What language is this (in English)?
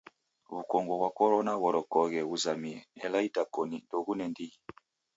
Taita